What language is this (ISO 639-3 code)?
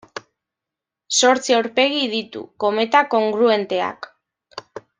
eus